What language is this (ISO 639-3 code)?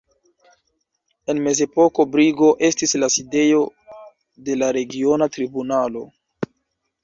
epo